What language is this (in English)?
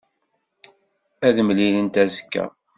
Kabyle